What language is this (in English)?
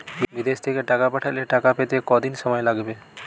Bangla